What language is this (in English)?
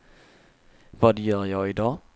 Swedish